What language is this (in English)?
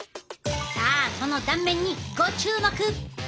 Japanese